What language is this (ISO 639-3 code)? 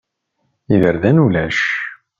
kab